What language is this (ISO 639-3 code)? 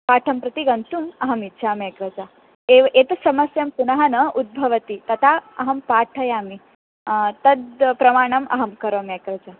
san